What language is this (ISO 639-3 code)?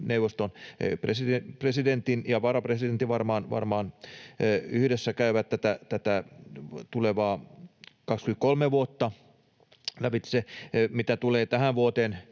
fin